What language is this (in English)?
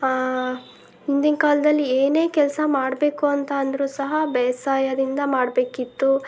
Kannada